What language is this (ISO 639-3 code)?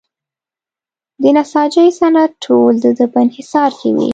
pus